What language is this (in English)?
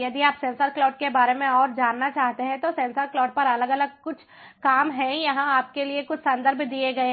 Hindi